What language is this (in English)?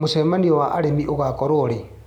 Kikuyu